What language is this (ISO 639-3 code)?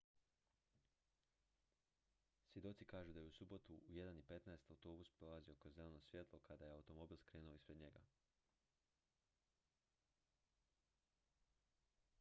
hrv